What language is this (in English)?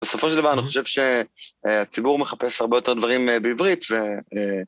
Hebrew